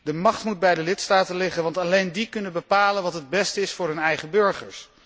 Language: Dutch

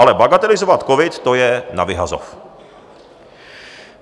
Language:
Czech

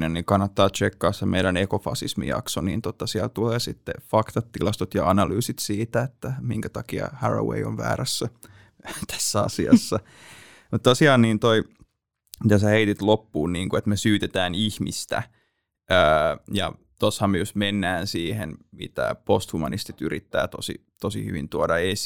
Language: Finnish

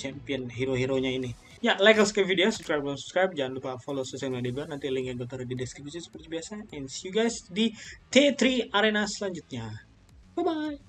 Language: Indonesian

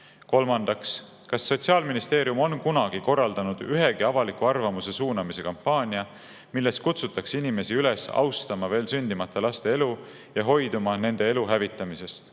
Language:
Estonian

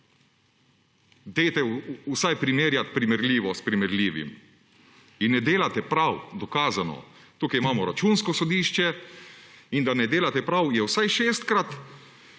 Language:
Slovenian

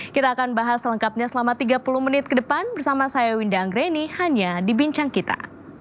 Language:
Indonesian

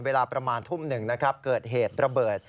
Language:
Thai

